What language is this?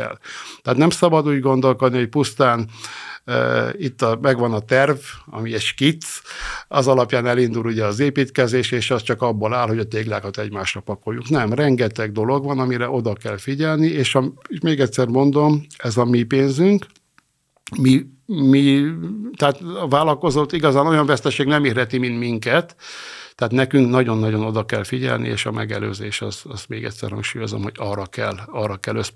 Hungarian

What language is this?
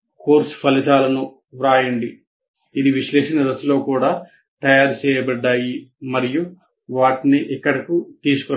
Telugu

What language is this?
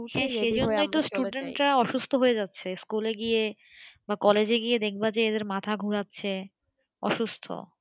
Bangla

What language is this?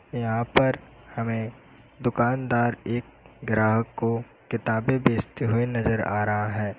Hindi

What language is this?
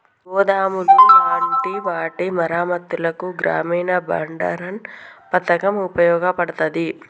Telugu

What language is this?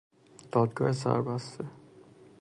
Persian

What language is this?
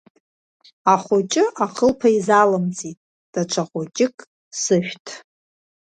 Abkhazian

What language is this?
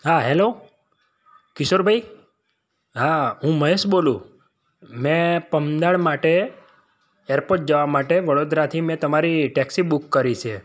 Gujarati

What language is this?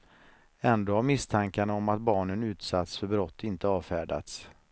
Swedish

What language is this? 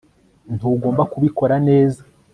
Kinyarwanda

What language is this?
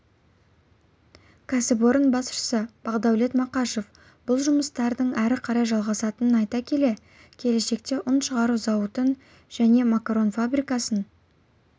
Kazakh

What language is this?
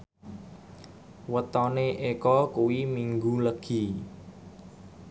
Javanese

